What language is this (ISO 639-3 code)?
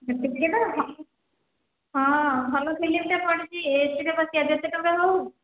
ori